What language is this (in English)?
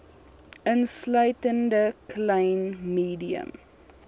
Afrikaans